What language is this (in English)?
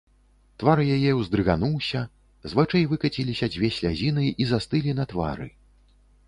Belarusian